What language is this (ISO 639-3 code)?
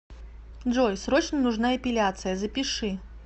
rus